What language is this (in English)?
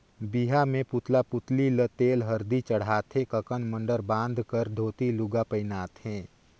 Chhattisgarhi